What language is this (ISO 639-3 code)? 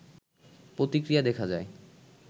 ben